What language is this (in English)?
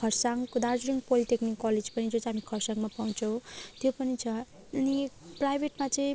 Nepali